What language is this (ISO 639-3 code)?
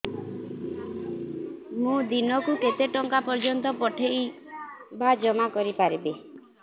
ori